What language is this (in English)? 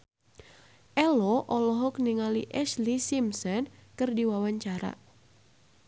Sundanese